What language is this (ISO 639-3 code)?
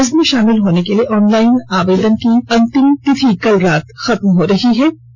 hin